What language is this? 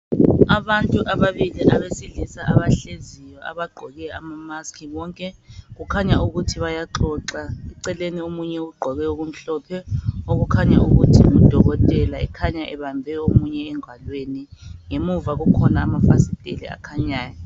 North Ndebele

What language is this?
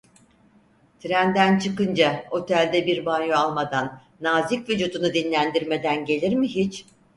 Turkish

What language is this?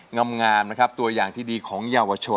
Thai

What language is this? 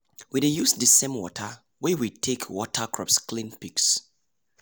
Nigerian Pidgin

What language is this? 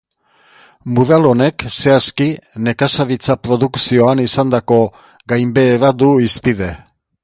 Basque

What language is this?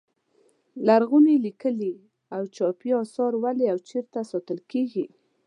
Pashto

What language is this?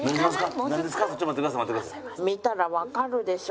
Japanese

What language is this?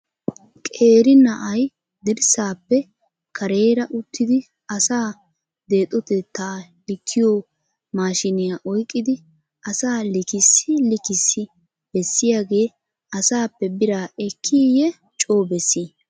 Wolaytta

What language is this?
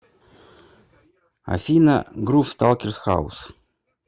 Russian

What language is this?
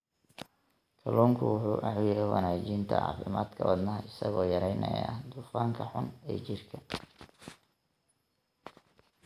Somali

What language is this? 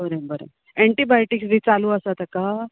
Konkani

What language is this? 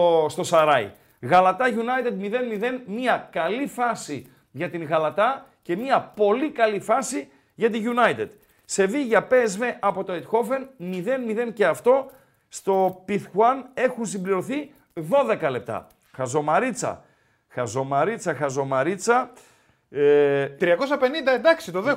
Greek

